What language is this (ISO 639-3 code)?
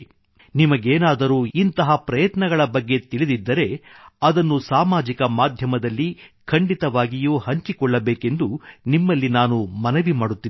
kan